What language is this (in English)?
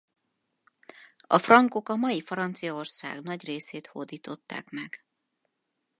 Hungarian